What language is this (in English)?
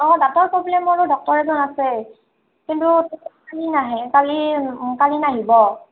Assamese